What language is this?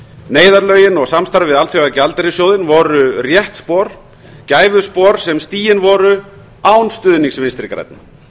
Icelandic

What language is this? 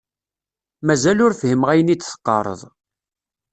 Kabyle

